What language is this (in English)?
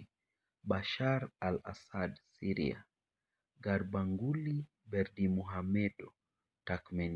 Luo (Kenya and Tanzania)